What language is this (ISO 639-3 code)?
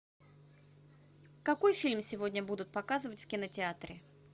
rus